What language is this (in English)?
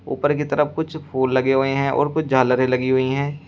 Hindi